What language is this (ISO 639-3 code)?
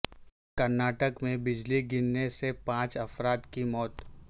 urd